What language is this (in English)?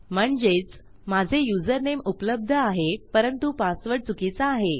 Marathi